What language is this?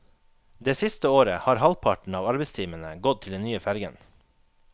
Norwegian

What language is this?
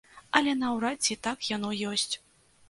Belarusian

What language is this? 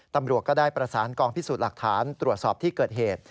Thai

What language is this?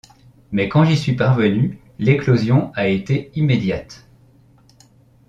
French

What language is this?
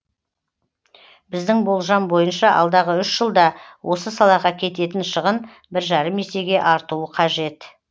Kazakh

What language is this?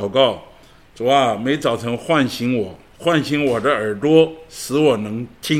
Chinese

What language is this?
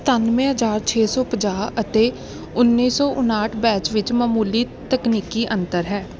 Punjabi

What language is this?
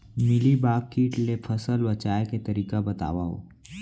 Chhattisgarhi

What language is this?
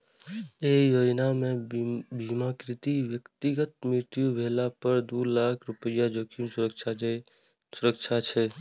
Maithili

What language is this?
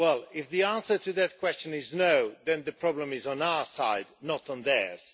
English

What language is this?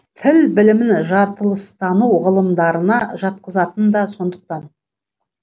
Kazakh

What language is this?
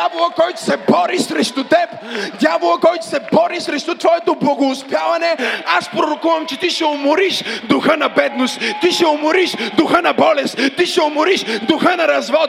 Bulgarian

